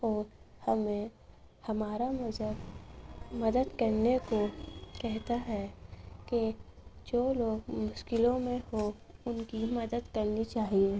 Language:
Urdu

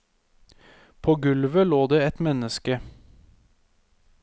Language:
Norwegian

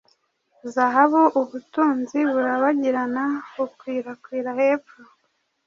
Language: Kinyarwanda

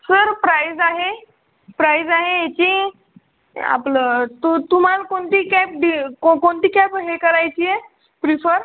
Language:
Marathi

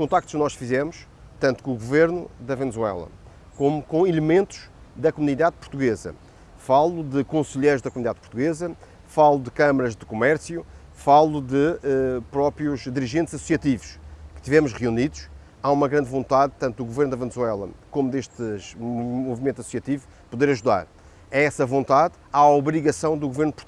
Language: Portuguese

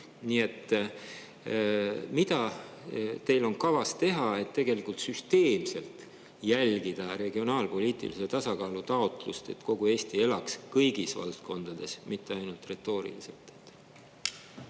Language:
Estonian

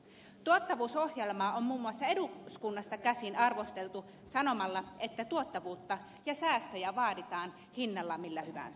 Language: Finnish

